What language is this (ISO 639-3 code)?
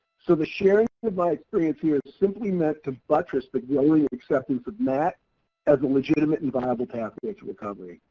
eng